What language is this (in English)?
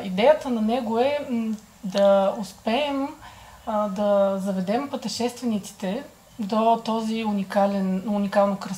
Bulgarian